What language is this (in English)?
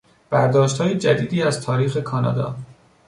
Persian